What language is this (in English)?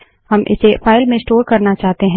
Hindi